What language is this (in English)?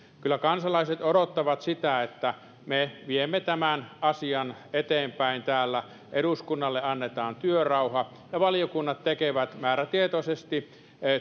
Finnish